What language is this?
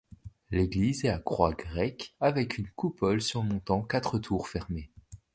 French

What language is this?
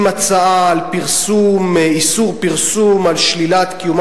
Hebrew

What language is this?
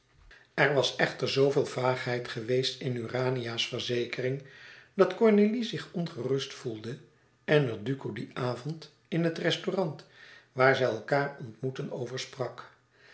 Dutch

